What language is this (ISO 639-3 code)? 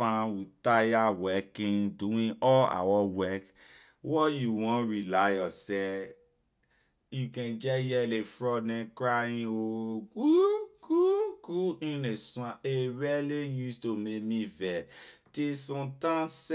lir